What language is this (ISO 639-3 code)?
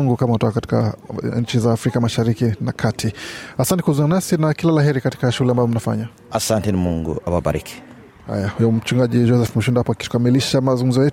swa